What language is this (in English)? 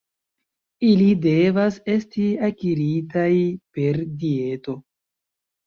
Esperanto